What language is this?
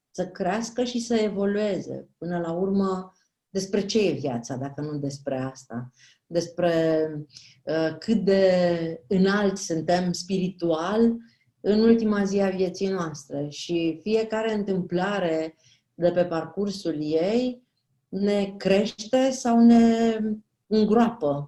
Romanian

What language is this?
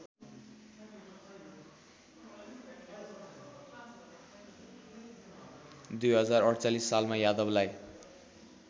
Nepali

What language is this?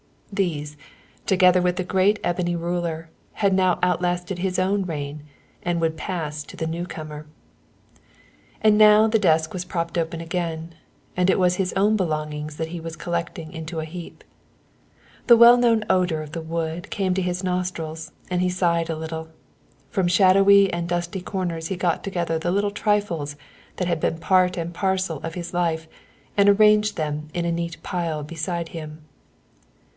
English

